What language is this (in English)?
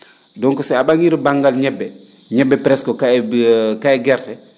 Fula